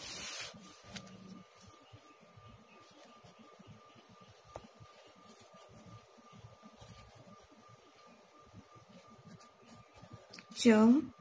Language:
Gujarati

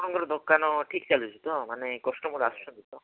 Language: Odia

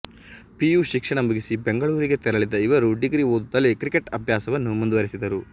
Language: Kannada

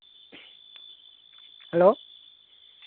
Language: Santali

